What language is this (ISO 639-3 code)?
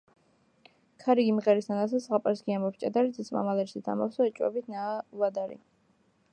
kat